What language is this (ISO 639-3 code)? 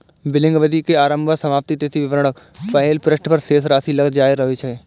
mai